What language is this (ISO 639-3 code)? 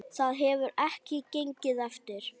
isl